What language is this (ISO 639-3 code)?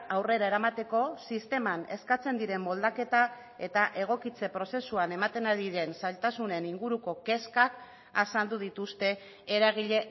eus